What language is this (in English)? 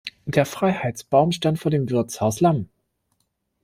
German